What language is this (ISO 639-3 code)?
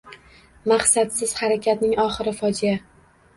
uzb